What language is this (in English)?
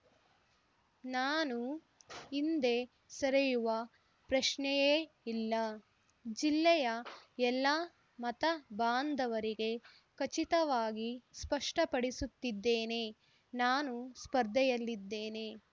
Kannada